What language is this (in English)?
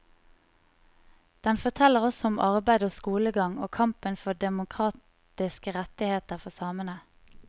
Norwegian